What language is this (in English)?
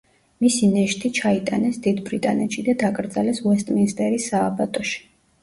Georgian